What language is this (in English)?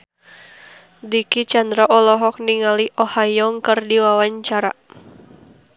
Sundanese